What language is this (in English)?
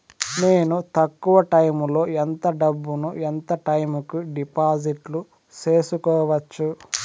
Telugu